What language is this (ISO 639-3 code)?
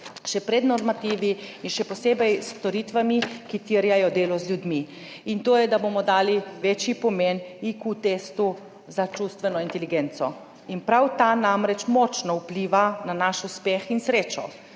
slv